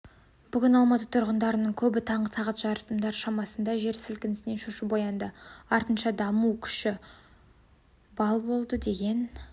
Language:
Kazakh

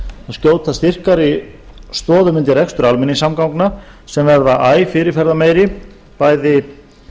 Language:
Icelandic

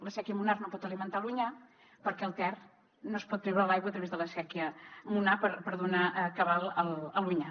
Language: Catalan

